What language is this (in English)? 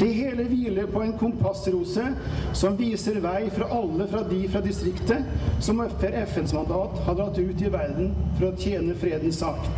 Norwegian